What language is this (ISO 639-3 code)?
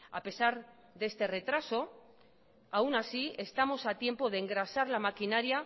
spa